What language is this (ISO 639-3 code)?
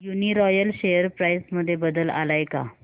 mar